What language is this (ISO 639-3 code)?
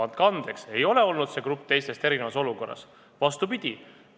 est